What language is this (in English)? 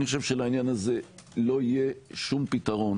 Hebrew